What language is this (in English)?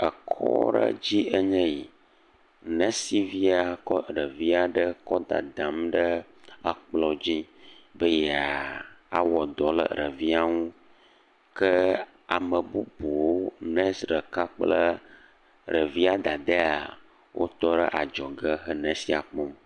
Ewe